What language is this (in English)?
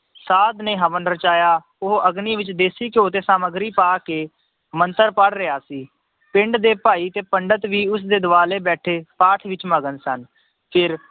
Punjabi